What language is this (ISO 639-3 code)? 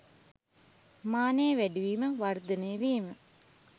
sin